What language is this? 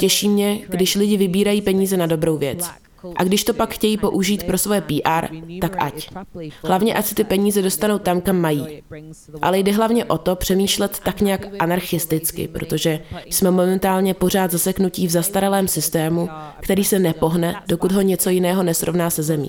Czech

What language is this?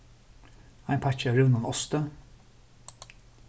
Faroese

